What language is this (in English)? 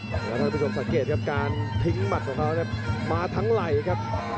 Thai